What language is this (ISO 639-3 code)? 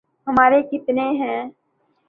urd